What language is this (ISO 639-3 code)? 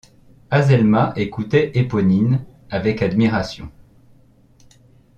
fra